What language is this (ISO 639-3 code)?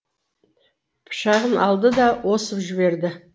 kaz